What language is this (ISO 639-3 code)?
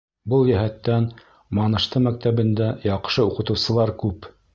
bak